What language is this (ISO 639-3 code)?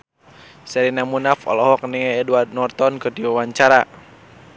sun